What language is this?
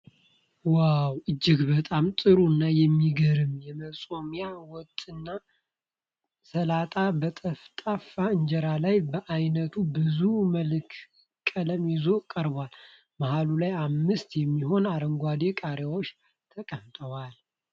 Amharic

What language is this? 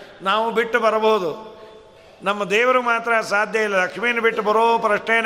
Kannada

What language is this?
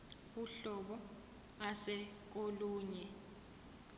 Zulu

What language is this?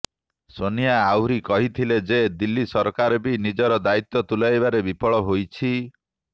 Odia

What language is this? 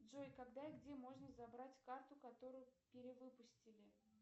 Russian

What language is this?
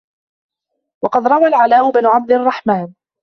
Arabic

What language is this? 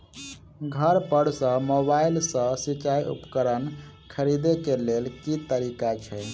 Maithili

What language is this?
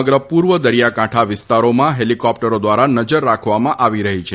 Gujarati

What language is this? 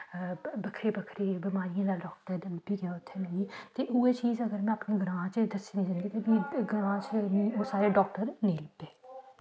Dogri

